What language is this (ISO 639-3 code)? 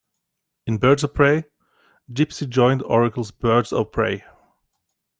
eng